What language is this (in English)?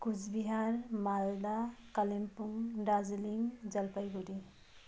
Nepali